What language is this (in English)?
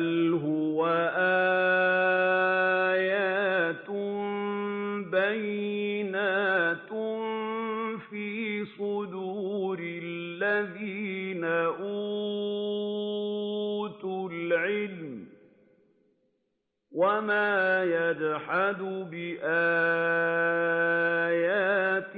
Arabic